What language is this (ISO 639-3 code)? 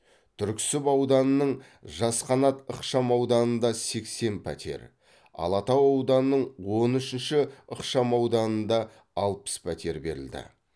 kaz